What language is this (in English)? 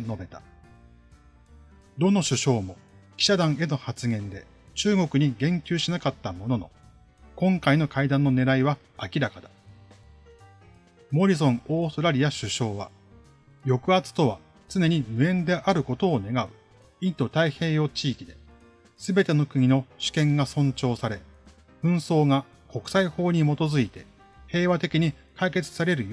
Japanese